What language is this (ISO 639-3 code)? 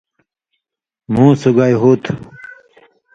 mvy